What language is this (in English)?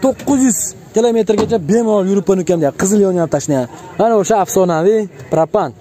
Turkish